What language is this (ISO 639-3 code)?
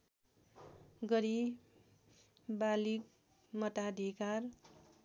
nep